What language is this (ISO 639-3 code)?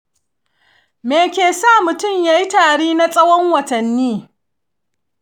hau